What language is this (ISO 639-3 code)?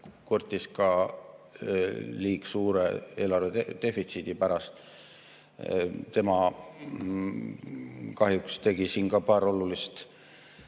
est